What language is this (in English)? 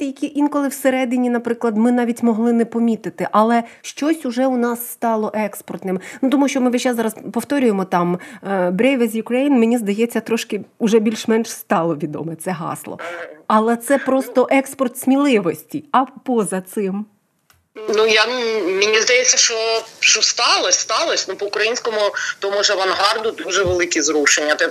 Ukrainian